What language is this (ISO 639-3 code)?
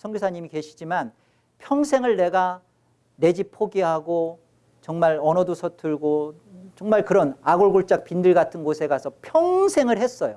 kor